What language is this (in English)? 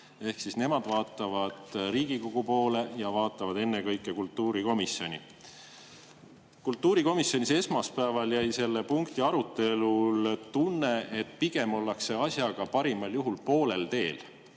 Estonian